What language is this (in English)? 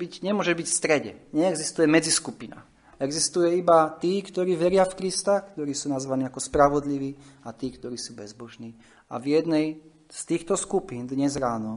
Slovak